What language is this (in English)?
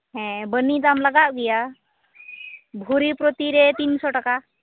Santali